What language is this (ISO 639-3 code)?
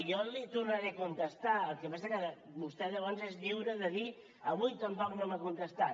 cat